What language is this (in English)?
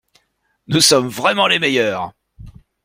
French